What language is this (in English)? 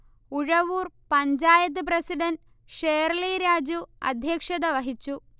Malayalam